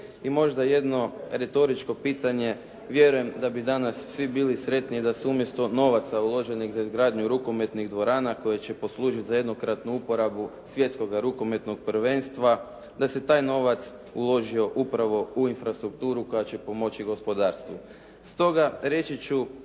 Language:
Croatian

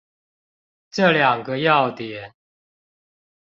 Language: Chinese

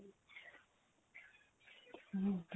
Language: Punjabi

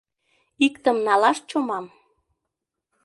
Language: Mari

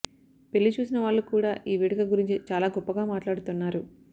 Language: Telugu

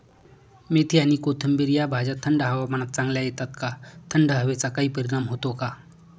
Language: Marathi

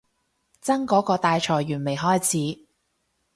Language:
Cantonese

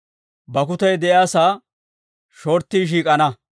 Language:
Dawro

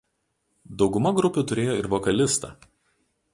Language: Lithuanian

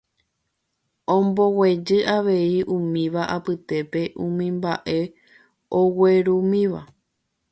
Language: Guarani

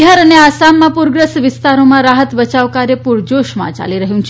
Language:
Gujarati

